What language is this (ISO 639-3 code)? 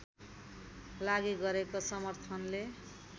nep